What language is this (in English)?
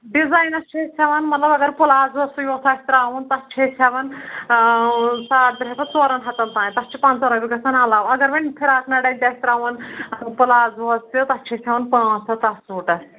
Kashmiri